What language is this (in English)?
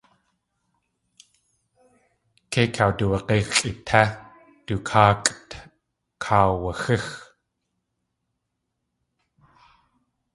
Tlingit